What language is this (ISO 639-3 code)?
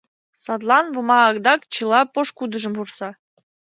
chm